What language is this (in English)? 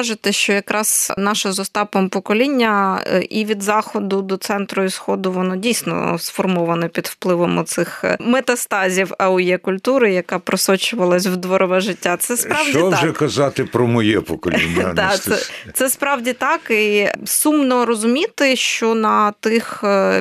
Ukrainian